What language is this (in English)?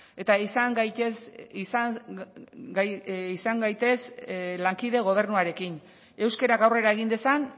Basque